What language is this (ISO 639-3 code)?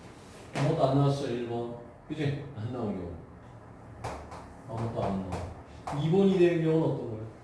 kor